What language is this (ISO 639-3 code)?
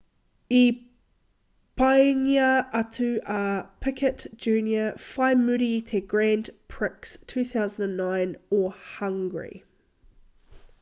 mri